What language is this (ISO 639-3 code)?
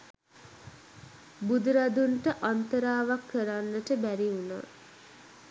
sin